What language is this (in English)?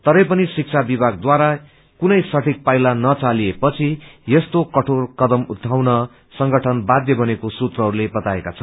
Nepali